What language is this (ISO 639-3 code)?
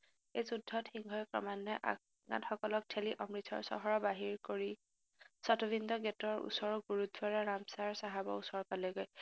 asm